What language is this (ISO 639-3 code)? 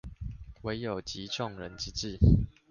zho